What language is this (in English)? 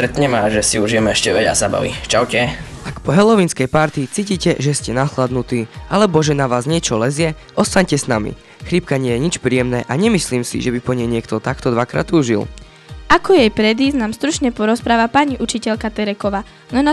Slovak